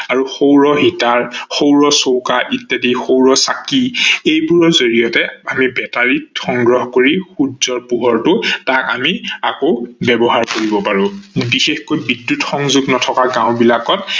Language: Assamese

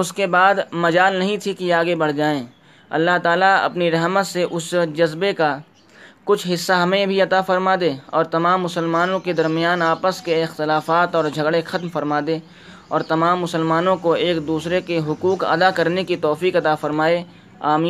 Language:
Urdu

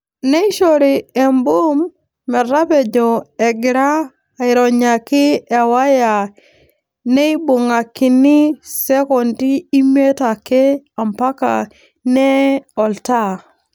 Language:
Masai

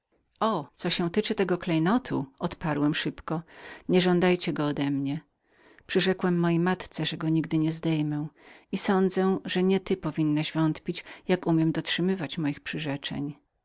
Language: Polish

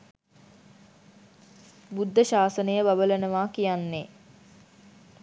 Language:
Sinhala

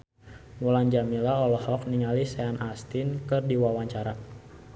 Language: Sundanese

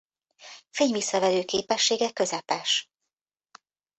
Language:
Hungarian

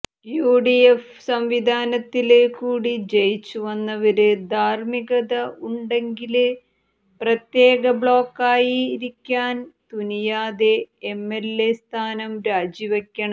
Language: Malayalam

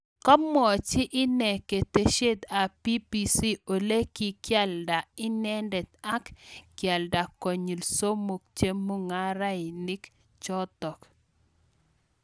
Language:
Kalenjin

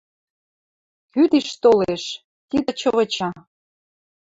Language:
Western Mari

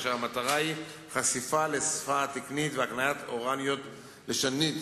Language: Hebrew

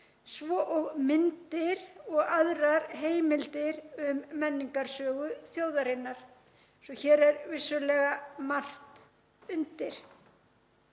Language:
Icelandic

